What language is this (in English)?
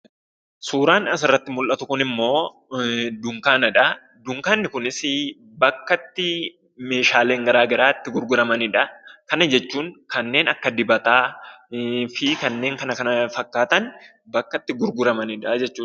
Oromo